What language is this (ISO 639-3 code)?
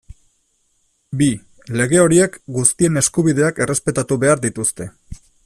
eus